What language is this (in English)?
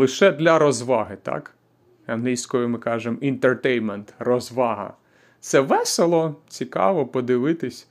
Ukrainian